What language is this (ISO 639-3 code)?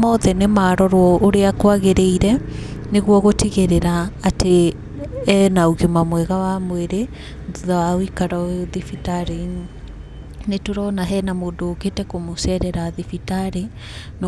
kik